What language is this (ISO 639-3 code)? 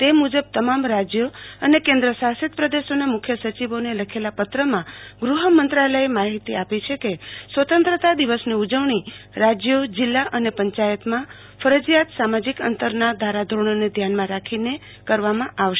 guj